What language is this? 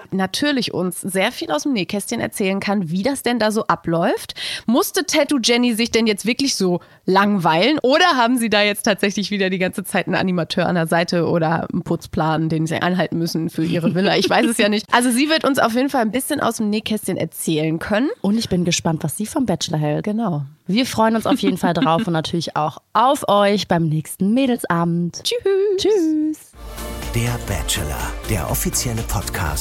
German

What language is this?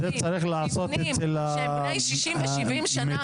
Hebrew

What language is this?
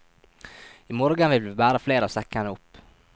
Norwegian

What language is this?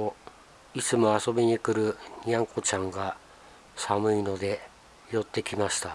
Japanese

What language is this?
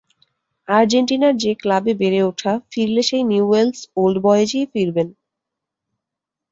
Bangla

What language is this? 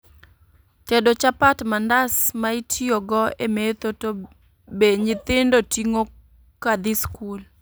Luo (Kenya and Tanzania)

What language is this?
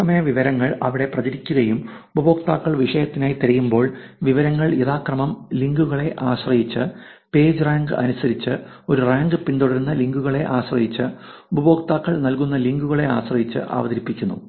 Malayalam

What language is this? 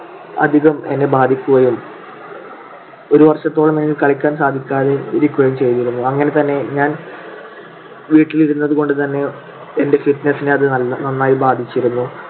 Malayalam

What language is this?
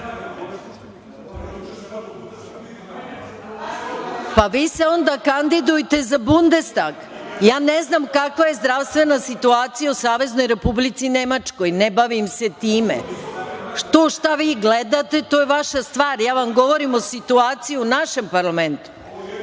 Serbian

